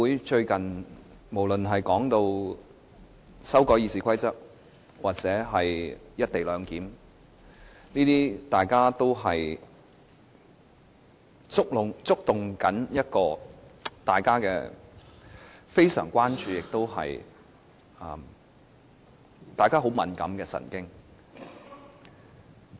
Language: Cantonese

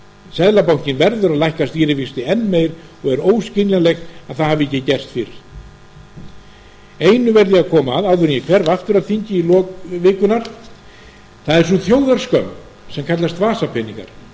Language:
Icelandic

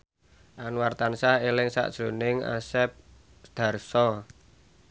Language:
Javanese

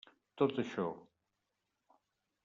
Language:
Catalan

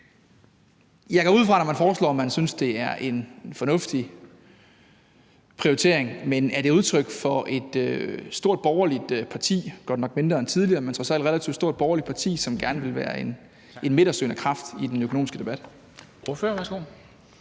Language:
Danish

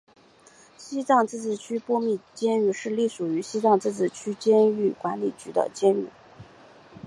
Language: Chinese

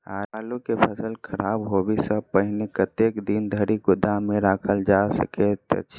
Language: Maithili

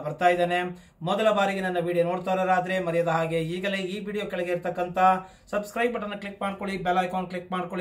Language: Kannada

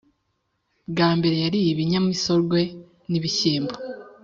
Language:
Kinyarwanda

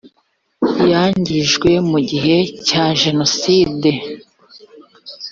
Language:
Kinyarwanda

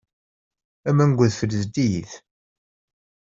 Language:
Kabyle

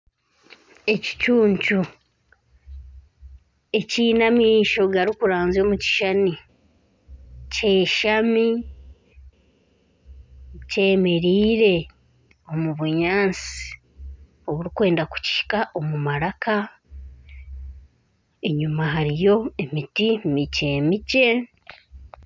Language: Nyankole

